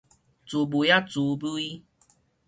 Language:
Min Nan Chinese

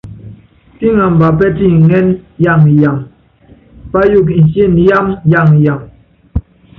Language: Yangben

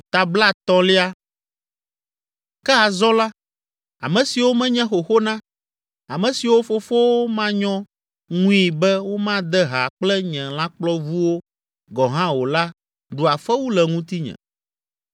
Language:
Ewe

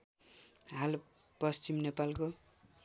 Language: Nepali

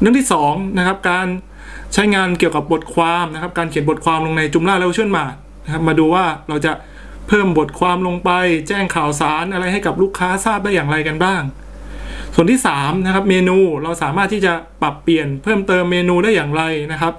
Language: Thai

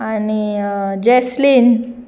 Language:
Konkani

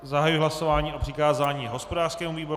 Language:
Czech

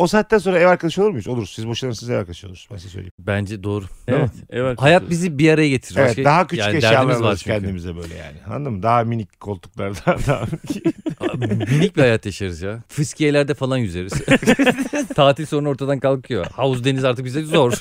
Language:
Turkish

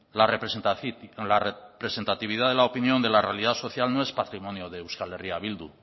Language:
Spanish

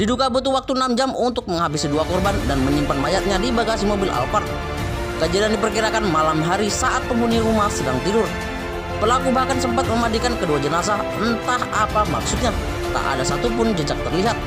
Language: Indonesian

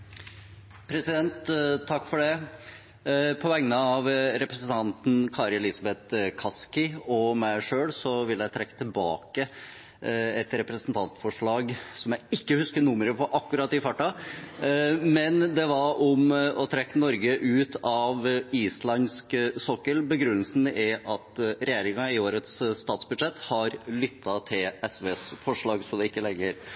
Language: Norwegian Bokmål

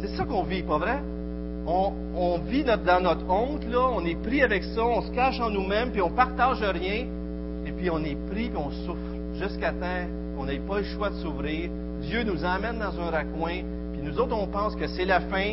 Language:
French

